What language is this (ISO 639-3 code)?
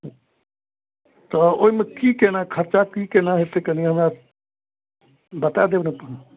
mai